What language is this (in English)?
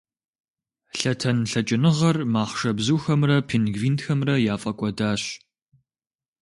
Kabardian